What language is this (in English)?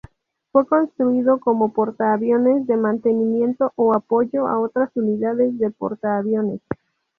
Spanish